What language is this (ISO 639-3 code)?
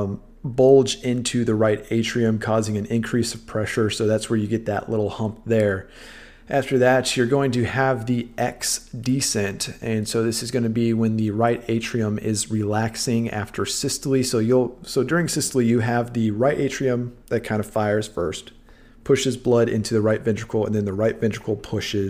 eng